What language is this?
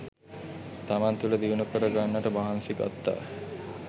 Sinhala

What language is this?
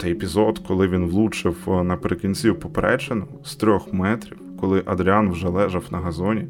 Ukrainian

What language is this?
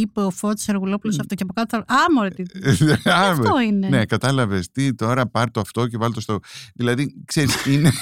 Greek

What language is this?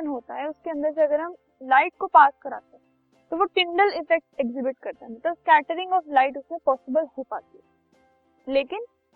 Hindi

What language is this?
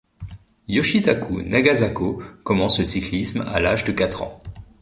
French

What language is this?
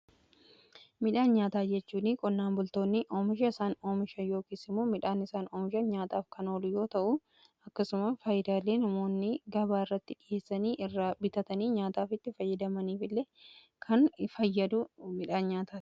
Oromo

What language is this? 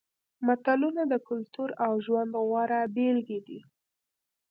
Pashto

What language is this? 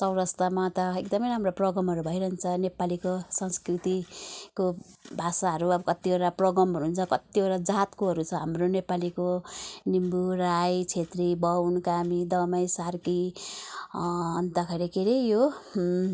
Nepali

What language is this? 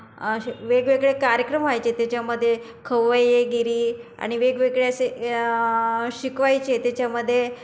Marathi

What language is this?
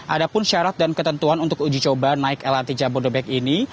Indonesian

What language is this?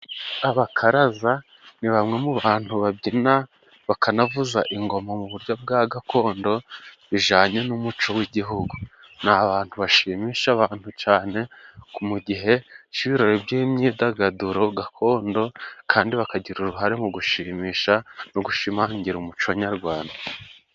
Kinyarwanda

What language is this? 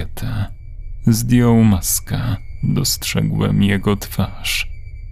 Polish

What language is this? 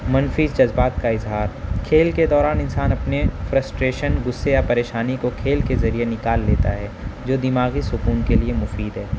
Urdu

